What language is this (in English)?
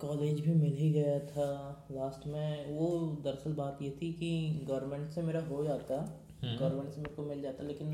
Hindi